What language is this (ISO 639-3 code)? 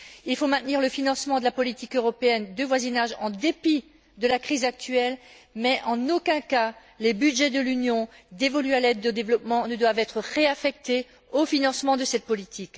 fra